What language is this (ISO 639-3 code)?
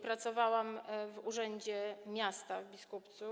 pol